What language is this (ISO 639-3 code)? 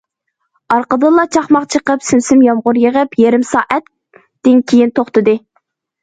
uig